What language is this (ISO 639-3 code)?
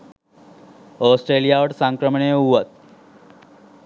sin